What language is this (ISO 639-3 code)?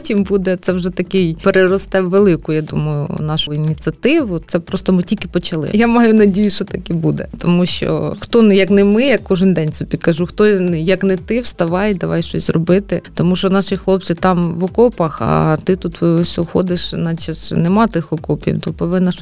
ukr